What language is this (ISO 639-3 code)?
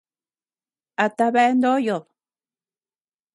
cux